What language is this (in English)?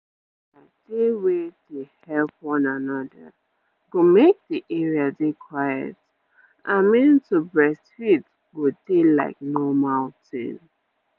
Nigerian Pidgin